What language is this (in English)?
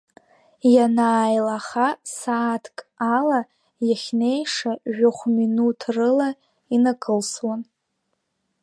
Abkhazian